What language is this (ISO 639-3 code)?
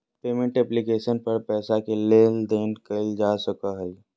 mag